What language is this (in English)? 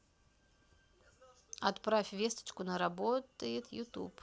Russian